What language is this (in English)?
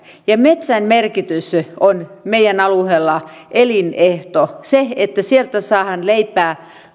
Finnish